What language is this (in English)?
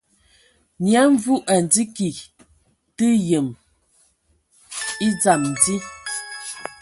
Ewondo